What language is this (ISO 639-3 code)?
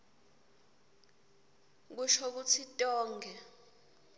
ssw